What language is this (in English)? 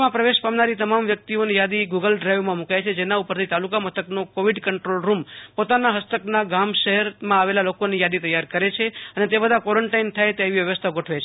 Gujarati